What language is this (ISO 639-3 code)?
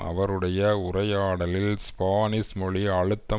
tam